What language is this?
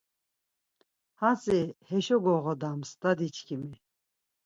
Laz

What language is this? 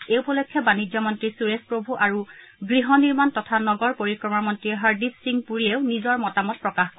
Assamese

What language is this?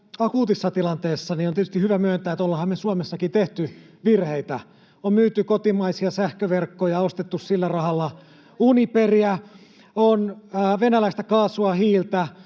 Finnish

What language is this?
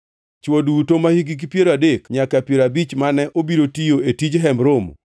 Luo (Kenya and Tanzania)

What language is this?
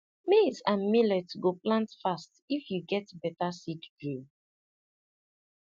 Nigerian Pidgin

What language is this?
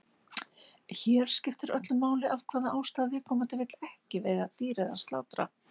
Icelandic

